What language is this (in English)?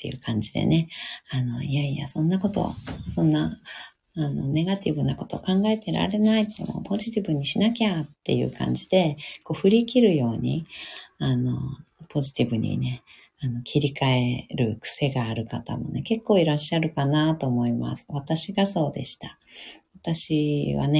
Japanese